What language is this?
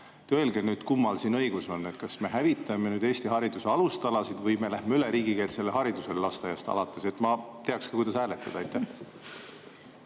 Estonian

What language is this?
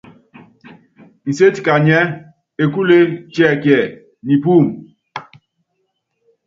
Yangben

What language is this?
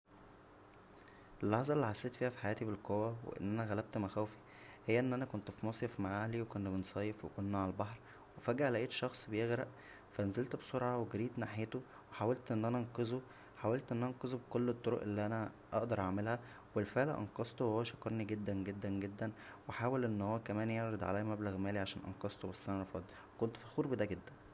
Egyptian Arabic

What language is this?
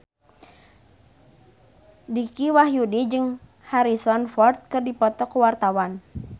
Sundanese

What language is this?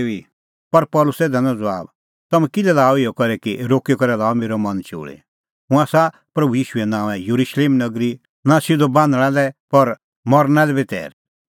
Kullu Pahari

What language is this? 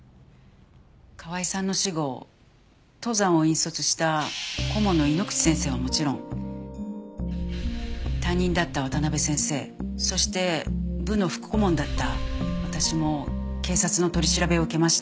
Japanese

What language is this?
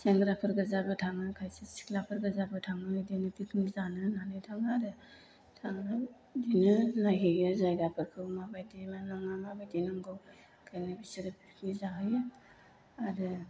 Bodo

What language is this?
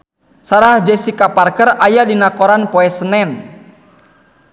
Sundanese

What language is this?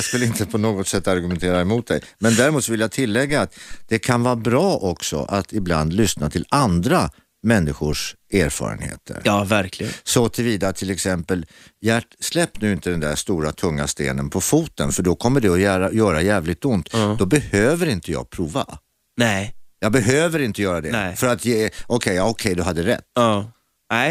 Swedish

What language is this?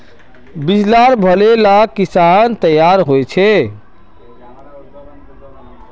Magahi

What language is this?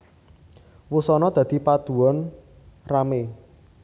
Javanese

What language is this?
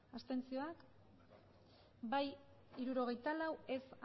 Basque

